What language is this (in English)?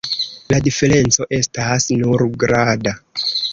Esperanto